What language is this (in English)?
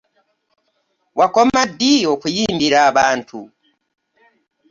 Ganda